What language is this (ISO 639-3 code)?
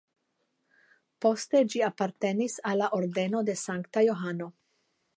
epo